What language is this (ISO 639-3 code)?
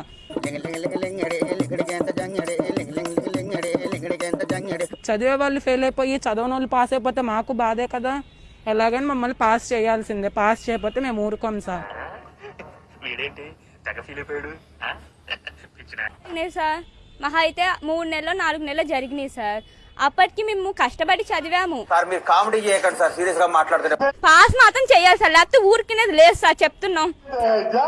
tel